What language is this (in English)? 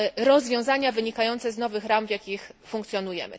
Polish